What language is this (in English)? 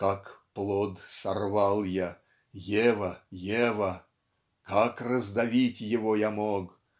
Russian